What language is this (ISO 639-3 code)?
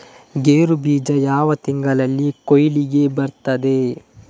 kan